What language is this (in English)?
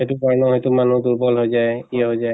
Assamese